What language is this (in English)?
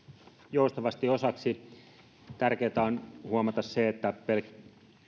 Finnish